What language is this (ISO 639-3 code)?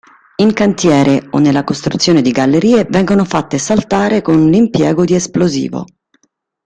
ita